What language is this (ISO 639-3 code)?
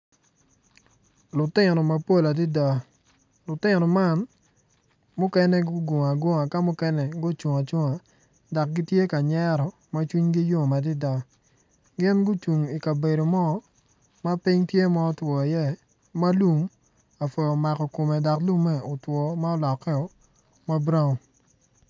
ach